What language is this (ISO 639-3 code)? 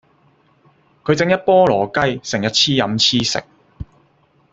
yue